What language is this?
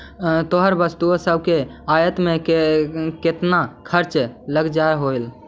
Magahi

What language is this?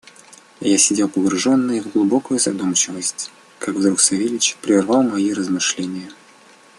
Russian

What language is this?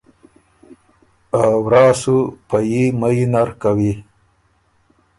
Ormuri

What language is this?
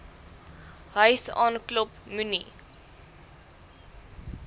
Afrikaans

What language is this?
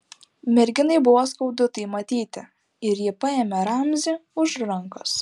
Lithuanian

